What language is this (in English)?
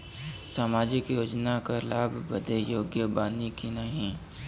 Bhojpuri